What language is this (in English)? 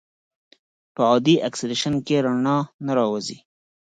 Pashto